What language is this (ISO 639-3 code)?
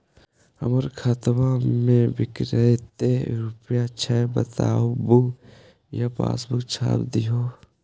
mag